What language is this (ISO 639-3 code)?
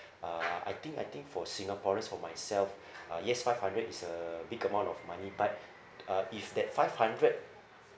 eng